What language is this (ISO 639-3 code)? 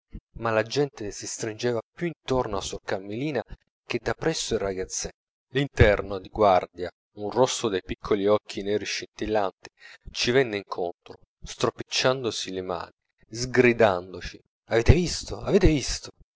ita